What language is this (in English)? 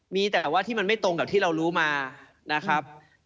Thai